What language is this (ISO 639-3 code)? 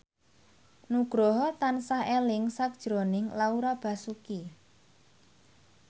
jav